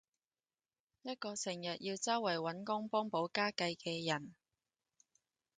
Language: Cantonese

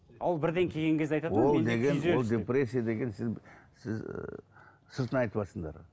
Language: Kazakh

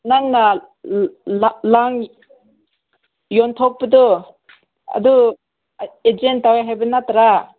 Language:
Manipuri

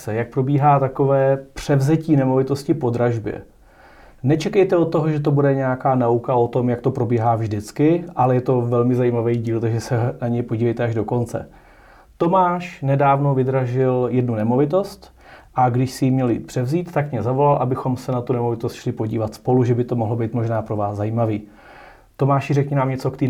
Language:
Czech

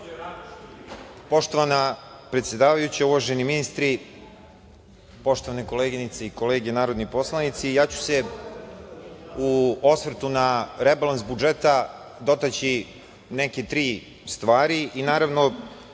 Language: Serbian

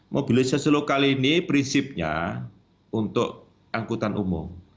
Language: Indonesian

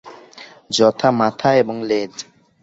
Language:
Bangla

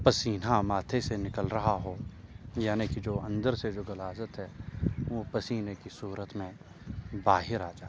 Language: Urdu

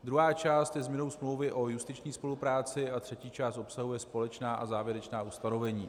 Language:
Czech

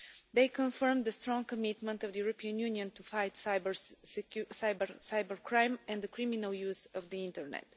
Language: English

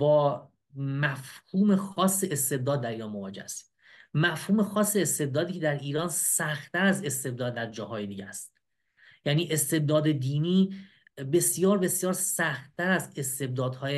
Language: Persian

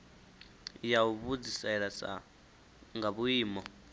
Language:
Venda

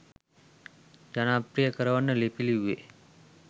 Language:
Sinhala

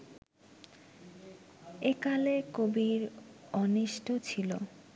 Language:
Bangla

